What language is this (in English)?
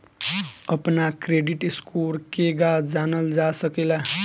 Bhojpuri